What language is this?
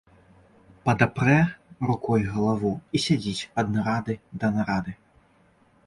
Belarusian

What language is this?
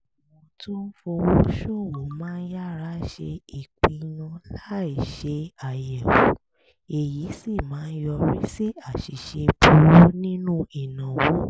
Yoruba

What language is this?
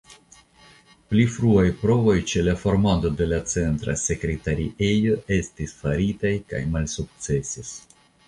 Esperanto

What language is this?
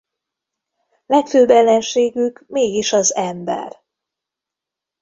Hungarian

